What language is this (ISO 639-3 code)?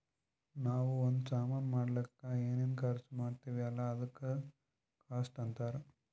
kan